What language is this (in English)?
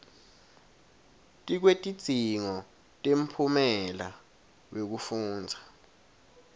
Swati